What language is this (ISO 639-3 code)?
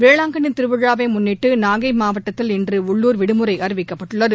tam